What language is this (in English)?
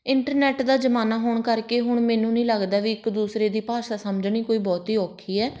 Punjabi